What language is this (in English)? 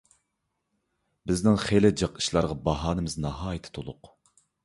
Uyghur